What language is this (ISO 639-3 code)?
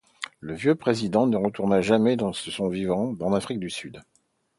fra